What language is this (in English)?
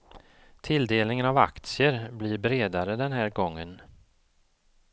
Swedish